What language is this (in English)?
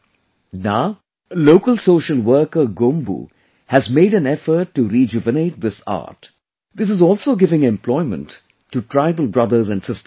English